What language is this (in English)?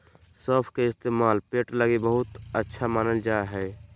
Magahi